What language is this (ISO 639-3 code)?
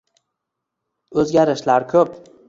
uzb